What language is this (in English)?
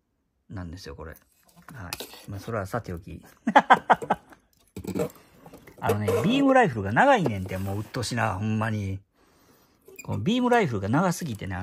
Japanese